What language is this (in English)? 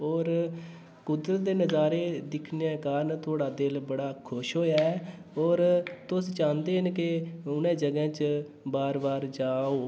Dogri